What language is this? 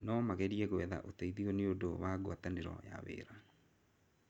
Kikuyu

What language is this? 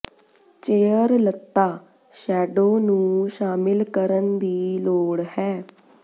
Punjabi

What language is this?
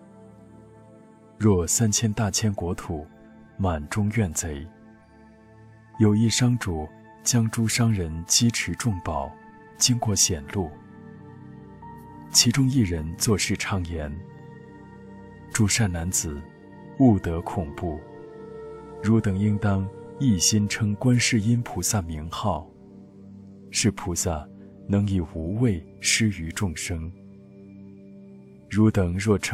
Chinese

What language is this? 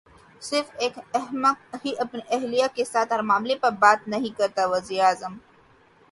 Urdu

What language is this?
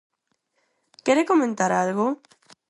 Galician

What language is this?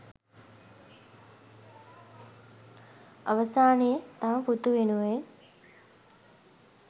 Sinhala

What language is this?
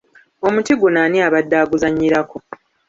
Ganda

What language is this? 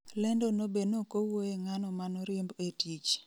Luo (Kenya and Tanzania)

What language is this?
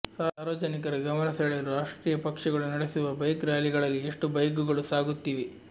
Kannada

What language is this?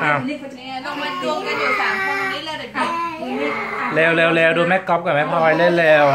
Thai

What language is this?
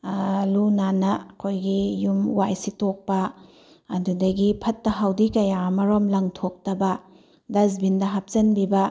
Manipuri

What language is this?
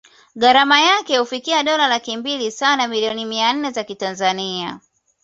Swahili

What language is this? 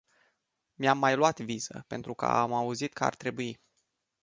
Romanian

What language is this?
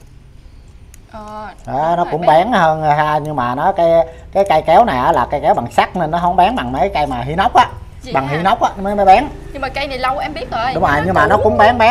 Vietnamese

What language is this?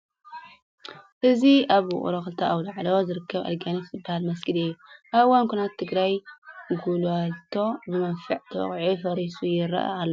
Tigrinya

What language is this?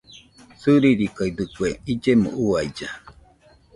Nüpode Huitoto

